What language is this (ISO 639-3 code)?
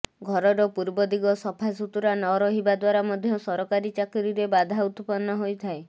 ori